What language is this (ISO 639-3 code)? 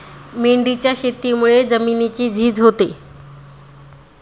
mar